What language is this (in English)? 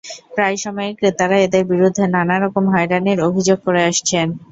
Bangla